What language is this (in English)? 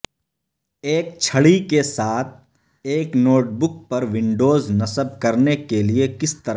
Urdu